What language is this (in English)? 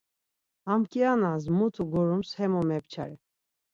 Laz